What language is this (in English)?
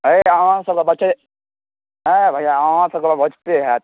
Maithili